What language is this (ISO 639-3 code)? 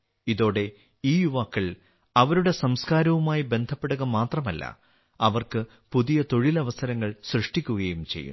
mal